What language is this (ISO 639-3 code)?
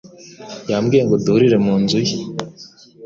kin